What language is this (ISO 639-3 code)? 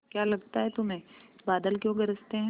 hin